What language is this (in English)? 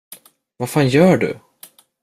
Swedish